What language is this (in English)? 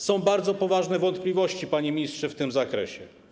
Polish